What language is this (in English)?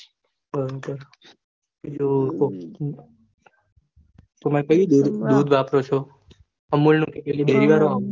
Gujarati